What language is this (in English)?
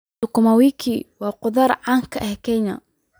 Somali